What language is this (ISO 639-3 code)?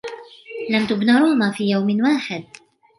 ara